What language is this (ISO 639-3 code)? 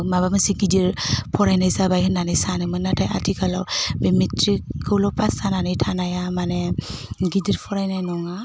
brx